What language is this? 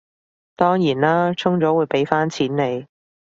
Cantonese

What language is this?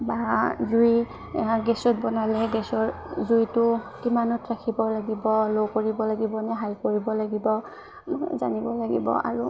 Assamese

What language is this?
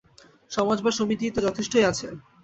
Bangla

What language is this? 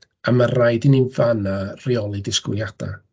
Welsh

